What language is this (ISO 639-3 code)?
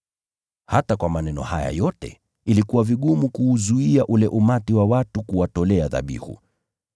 swa